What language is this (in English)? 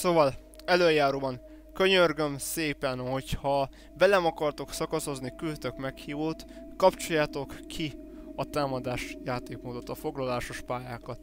Hungarian